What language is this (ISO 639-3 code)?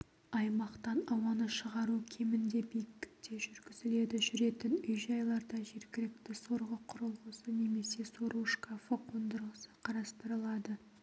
kaz